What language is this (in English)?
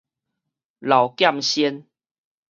Min Nan Chinese